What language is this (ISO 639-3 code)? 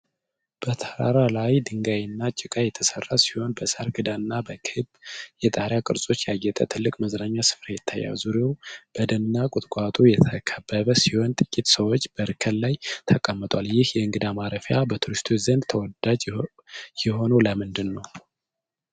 amh